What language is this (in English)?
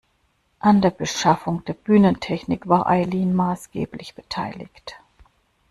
German